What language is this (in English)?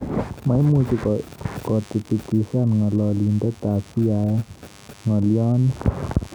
Kalenjin